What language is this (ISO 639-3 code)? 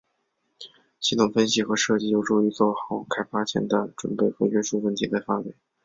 zho